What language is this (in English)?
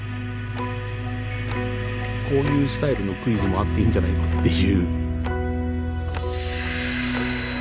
Japanese